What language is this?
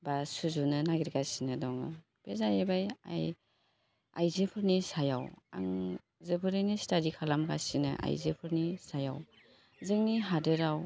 Bodo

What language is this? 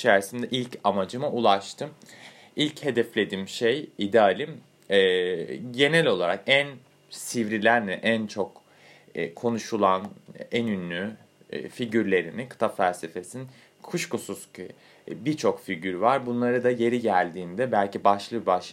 Turkish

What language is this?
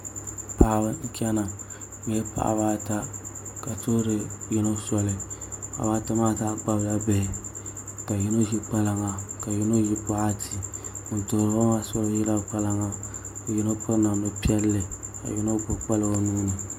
Dagbani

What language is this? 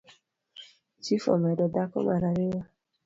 Luo (Kenya and Tanzania)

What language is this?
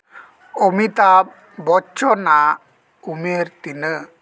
Santali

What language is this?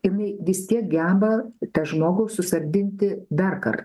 Lithuanian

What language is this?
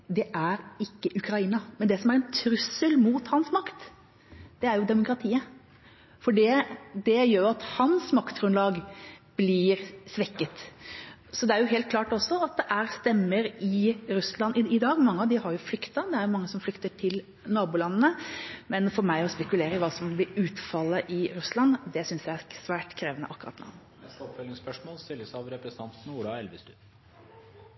Norwegian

